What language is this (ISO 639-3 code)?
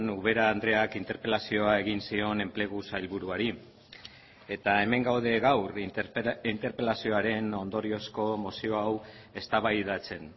eus